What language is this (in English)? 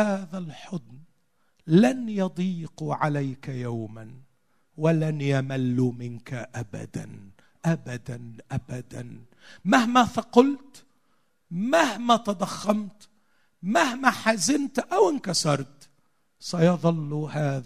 Arabic